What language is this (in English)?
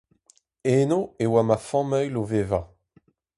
Breton